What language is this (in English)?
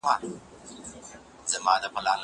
Pashto